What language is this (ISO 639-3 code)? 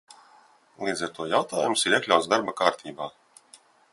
lav